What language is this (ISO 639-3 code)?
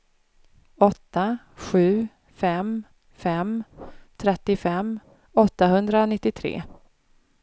swe